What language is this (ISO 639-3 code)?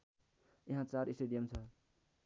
nep